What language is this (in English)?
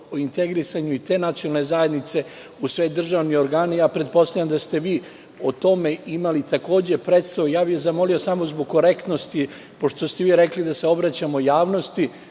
Serbian